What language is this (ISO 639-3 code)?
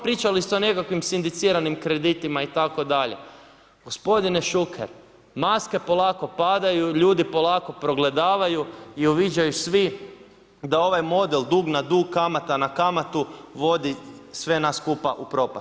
hrv